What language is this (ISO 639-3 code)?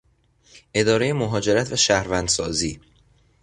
fas